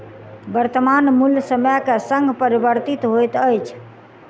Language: Maithili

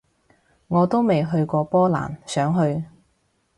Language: Cantonese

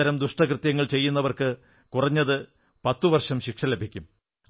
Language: Malayalam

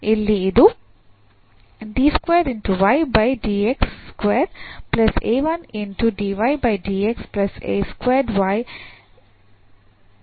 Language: Kannada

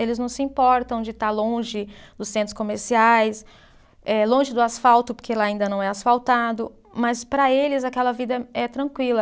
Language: Portuguese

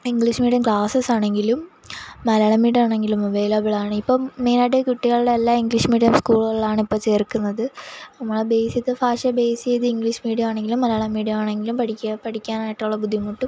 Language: Malayalam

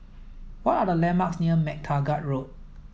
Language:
English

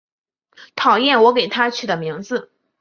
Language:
Chinese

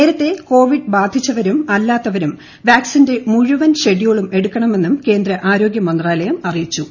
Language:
Malayalam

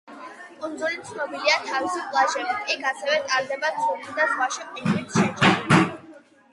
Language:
Georgian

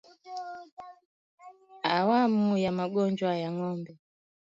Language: Swahili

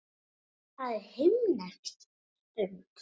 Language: Icelandic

